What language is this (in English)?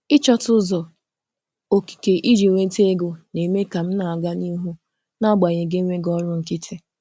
Igbo